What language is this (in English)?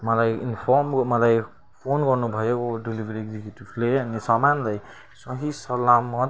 Nepali